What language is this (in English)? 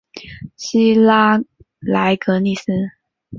Chinese